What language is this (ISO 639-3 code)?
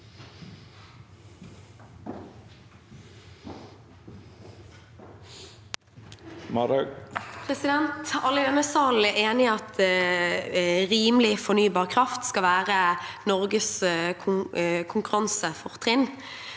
nor